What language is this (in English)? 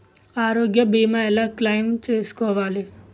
Telugu